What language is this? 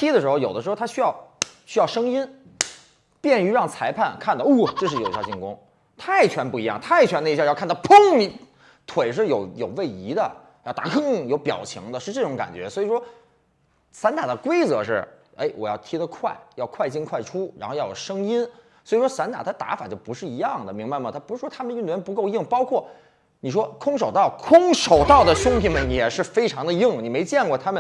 Chinese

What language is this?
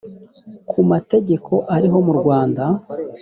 Kinyarwanda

